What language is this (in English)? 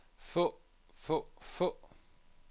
Danish